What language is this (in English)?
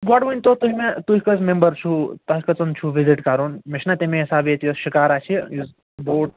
Kashmiri